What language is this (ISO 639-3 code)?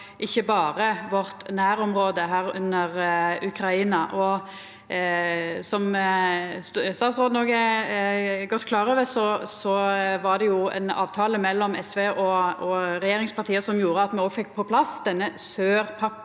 nor